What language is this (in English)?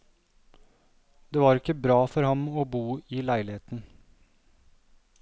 Norwegian